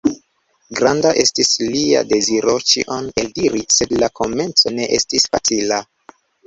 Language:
Esperanto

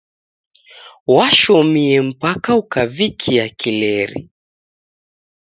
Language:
Taita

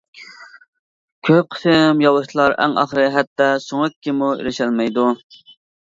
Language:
Uyghur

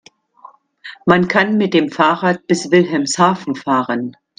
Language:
German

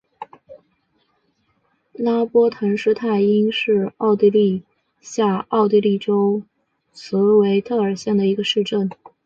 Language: Chinese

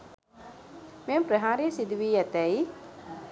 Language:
Sinhala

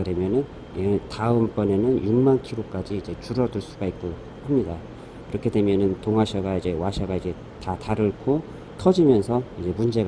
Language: Korean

